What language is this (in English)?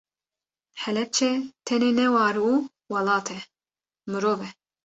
Kurdish